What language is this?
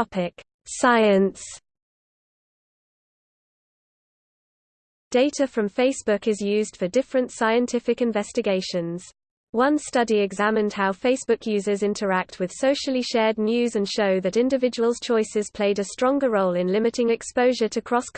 English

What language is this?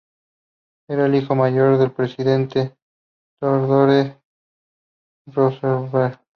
Spanish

